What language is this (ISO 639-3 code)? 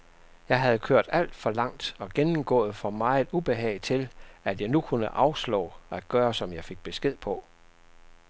dan